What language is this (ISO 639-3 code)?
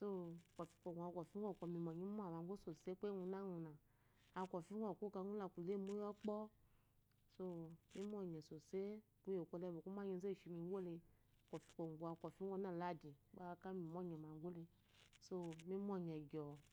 afo